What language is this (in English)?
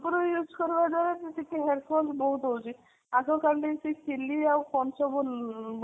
Odia